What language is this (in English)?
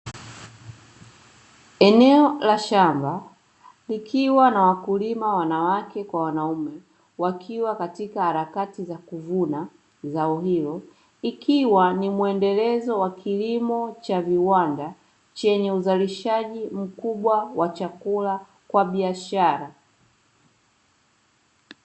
Swahili